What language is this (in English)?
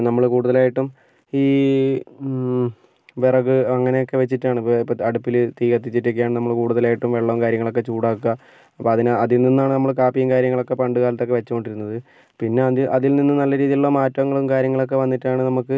Malayalam